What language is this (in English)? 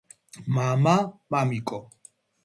Georgian